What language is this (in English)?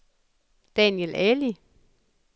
Danish